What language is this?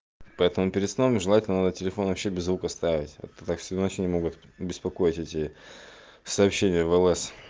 Russian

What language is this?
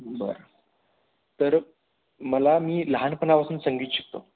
Marathi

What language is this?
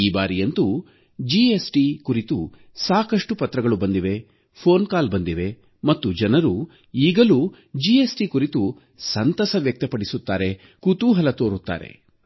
Kannada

